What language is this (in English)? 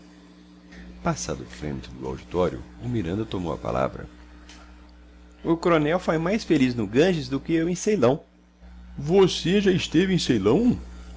Portuguese